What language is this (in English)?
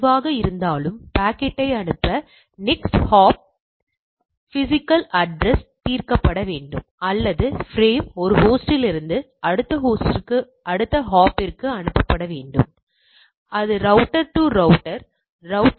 Tamil